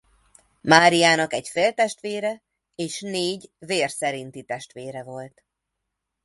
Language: Hungarian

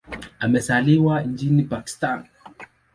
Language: Swahili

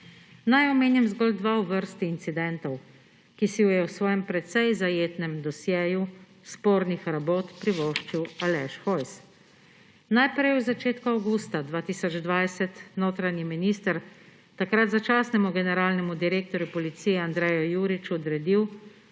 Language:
Slovenian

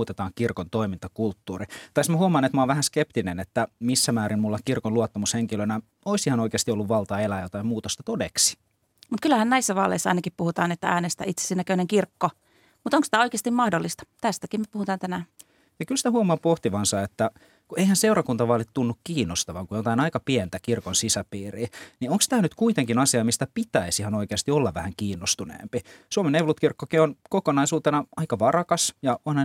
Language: Finnish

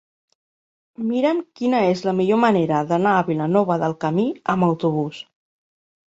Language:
Catalan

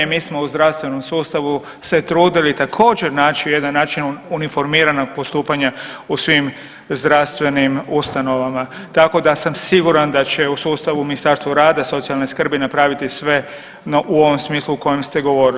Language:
Croatian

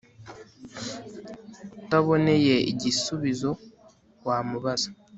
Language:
Kinyarwanda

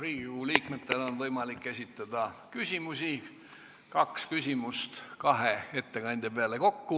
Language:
Estonian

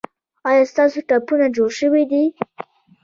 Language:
Pashto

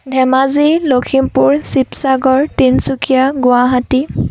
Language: Assamese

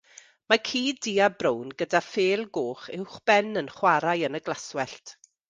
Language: Welsh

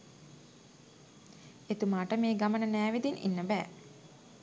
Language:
Sinhala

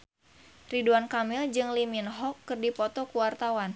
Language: Sundanese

